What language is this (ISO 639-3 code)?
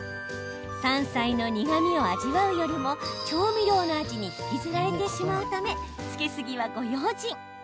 jpn